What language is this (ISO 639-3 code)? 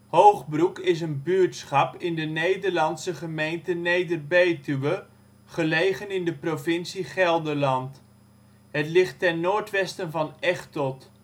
nld